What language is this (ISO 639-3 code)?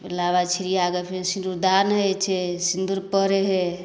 mai